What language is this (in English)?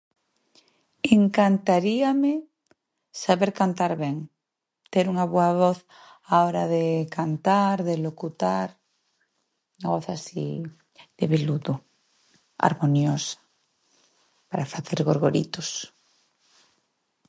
Galician